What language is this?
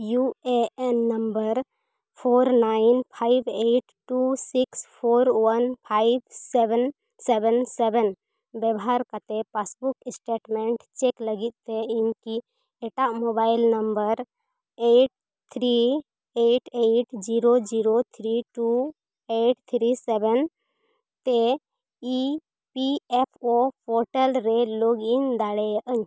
Santali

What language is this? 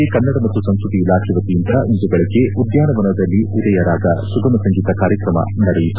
Kannada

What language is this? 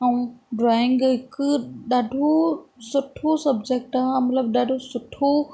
Sindhi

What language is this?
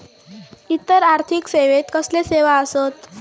Marathi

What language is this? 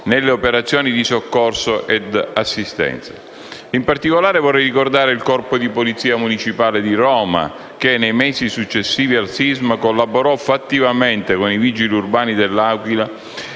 Italian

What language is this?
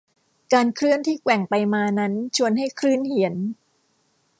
Thai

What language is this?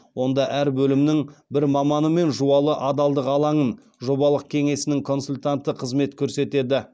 Kazakh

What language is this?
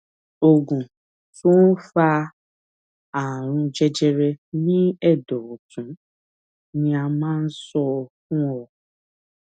Yoruba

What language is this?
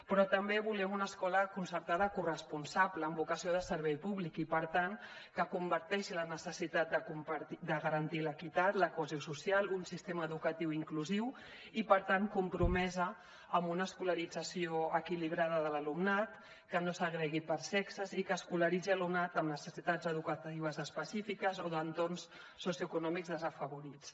Catalan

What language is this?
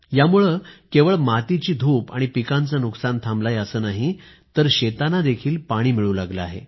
Marathi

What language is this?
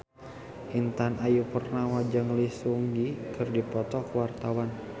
Sundanese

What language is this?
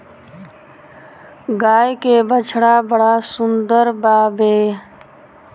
Bhojpuri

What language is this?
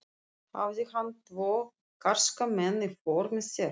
Icelandic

